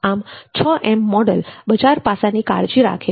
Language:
Gujarati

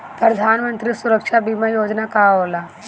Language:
Bhojpuri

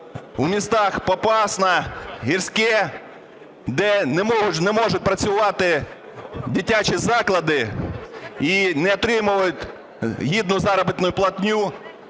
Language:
Ukrainian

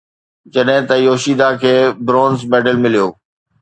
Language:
Sindhi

